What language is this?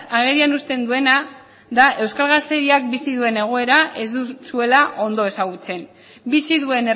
Basque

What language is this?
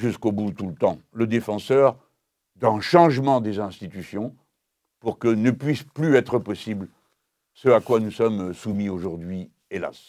French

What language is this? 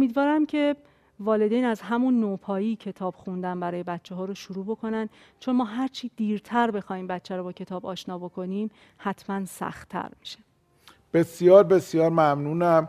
Persian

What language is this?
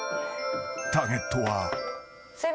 Japanese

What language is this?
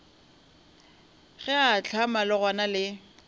Northern Sotho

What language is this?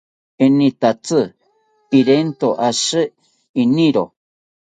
South Ucayali Ashéninka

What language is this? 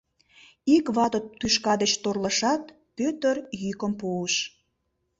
Mari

